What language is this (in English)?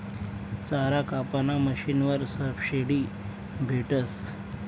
Marathi